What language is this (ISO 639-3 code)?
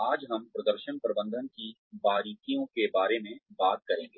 hin